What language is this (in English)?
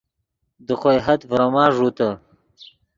Yidgha